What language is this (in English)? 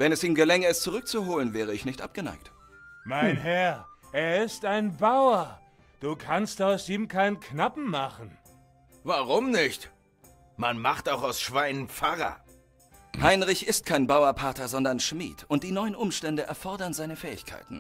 German